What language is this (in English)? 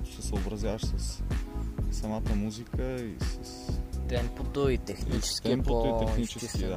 Bulgarian